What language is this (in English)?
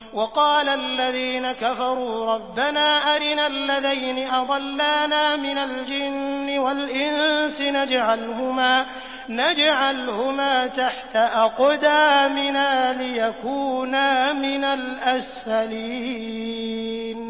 Arabic